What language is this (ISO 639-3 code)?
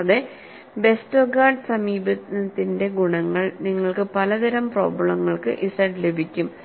mal